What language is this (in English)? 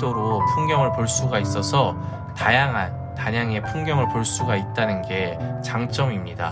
Korean